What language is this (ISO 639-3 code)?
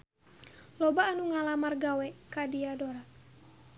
sun